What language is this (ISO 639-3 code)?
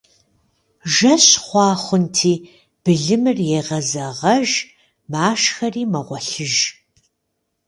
kbd